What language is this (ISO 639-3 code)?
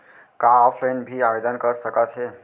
hne